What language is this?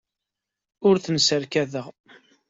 Kabyle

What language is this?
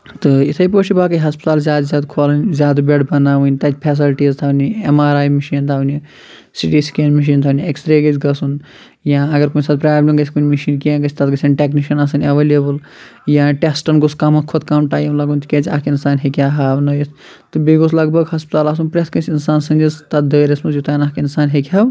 Kashmiri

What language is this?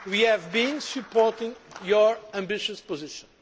English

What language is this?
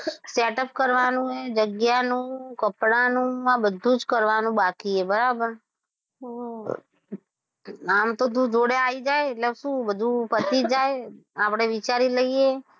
Gujarati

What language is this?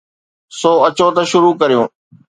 Sindhi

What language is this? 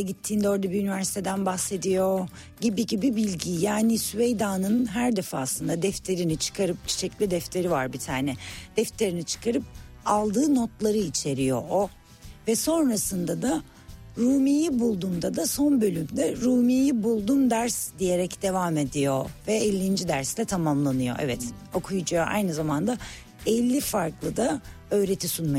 Turkish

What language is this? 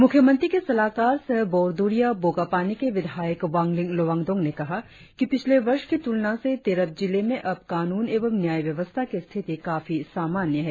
Hindi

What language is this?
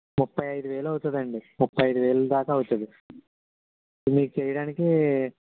Telugu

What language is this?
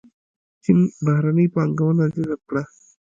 Pashto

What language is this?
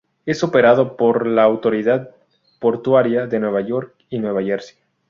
Spanish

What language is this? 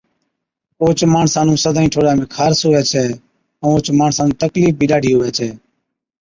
Od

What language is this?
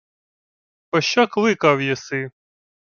Ukrainian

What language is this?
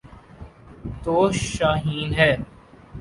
Urdu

